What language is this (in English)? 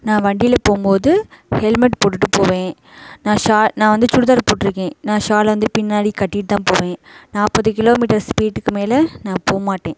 Tamil